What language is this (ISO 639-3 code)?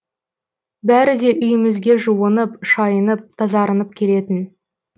kaz